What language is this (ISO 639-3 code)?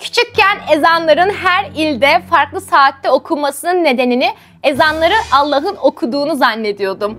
tur